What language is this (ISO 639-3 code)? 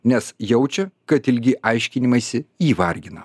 lit